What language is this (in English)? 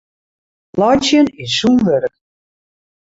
Western Frisian